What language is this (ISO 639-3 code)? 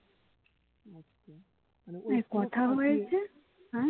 ben